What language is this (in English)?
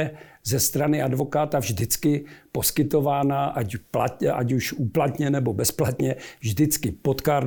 Czech